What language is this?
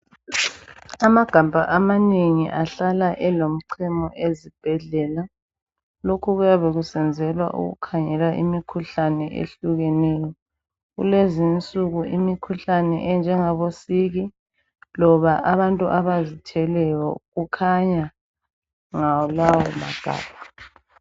North Ndebele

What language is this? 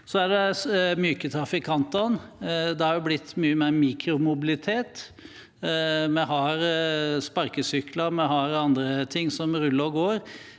Norwegian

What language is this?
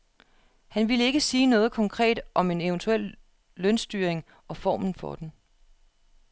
Danish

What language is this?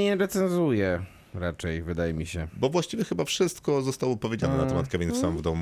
Polish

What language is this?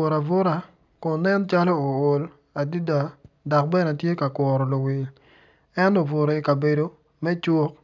Acoli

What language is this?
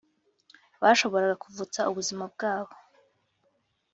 Kinyarwanda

